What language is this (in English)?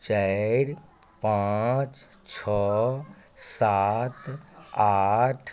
Maithili